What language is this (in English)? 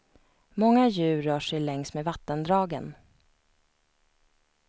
Swedish